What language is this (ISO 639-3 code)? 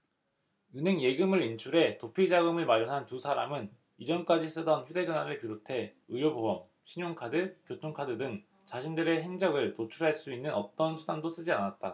kor